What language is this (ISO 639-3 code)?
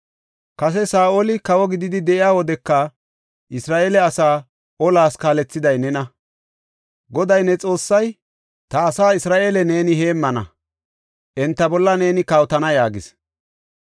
gof